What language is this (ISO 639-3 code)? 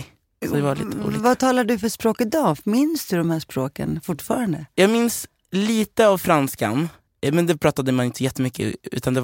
swe